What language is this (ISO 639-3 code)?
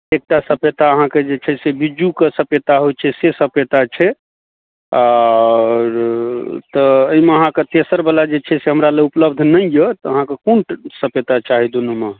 mai